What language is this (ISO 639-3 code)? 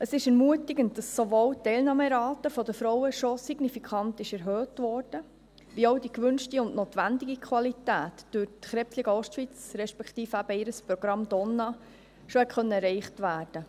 gsw